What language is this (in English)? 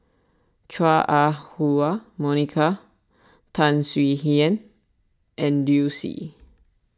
English